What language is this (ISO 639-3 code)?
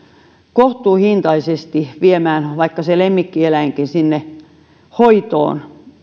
fin